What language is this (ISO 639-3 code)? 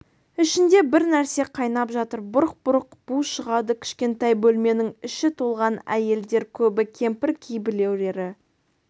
kaz